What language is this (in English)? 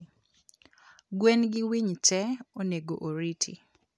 Luo (Kenya and Tanzania)